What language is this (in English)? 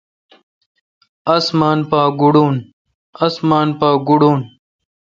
Kalkoti